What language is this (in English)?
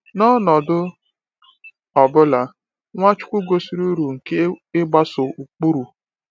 Igbo